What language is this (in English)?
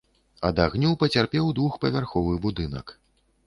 Belarusian